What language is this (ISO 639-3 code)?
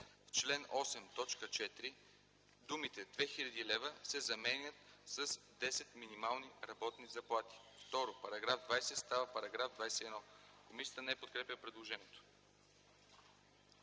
bul